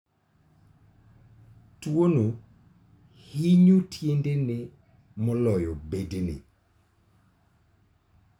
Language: Luo (Kenya and Tanzania)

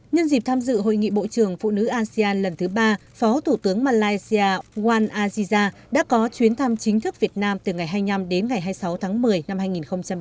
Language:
Vietnamese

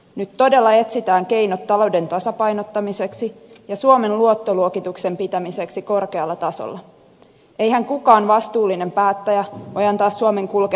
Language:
Finnish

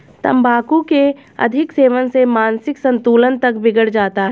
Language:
Hindi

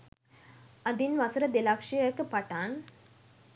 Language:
Sinhala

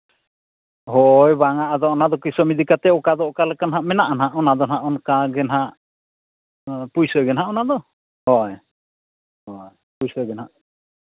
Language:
Santali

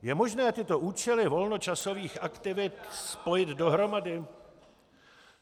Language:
Czech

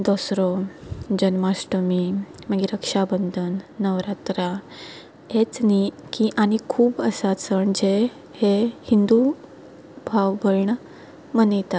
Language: Konkani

